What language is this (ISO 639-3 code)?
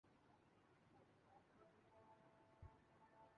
urd